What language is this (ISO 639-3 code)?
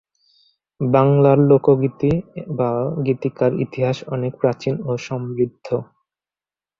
ben